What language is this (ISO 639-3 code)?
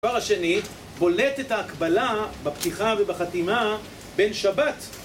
heb